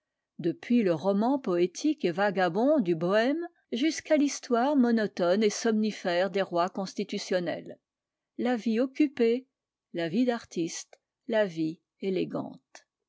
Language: French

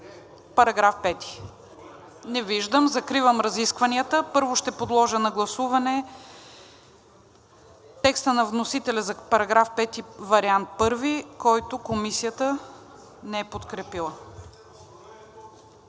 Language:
Bulgarian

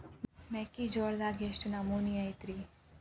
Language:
Kannada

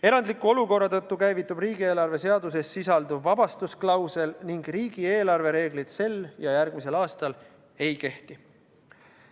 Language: Estonian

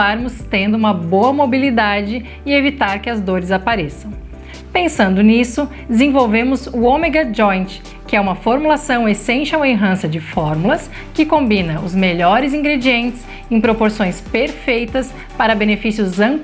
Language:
Portuguese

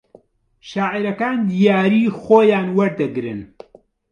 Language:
Central Kurdish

